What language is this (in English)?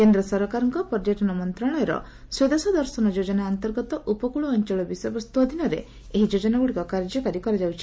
Odia